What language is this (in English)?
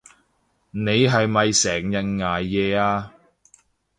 Cantonese